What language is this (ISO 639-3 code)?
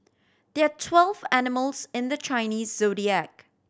eng